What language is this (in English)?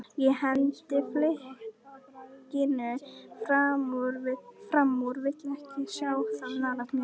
Icelandic